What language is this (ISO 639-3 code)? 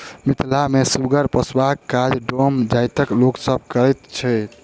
mai